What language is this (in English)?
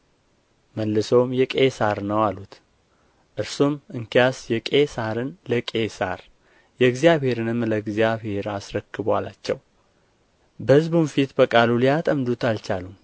Amharic